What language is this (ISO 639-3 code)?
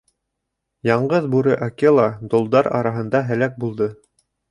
bak